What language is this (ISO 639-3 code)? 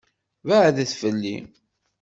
kab